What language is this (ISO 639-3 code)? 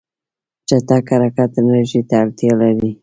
pus